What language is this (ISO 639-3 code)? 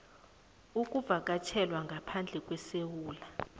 nbl